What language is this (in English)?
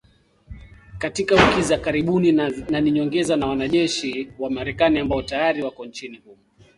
Swahili